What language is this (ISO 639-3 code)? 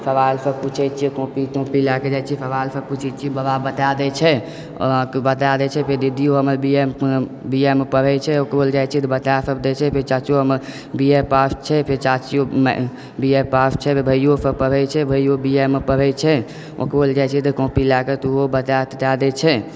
mai